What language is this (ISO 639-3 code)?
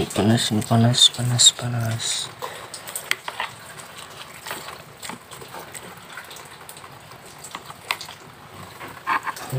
ind